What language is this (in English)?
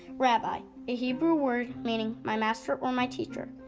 English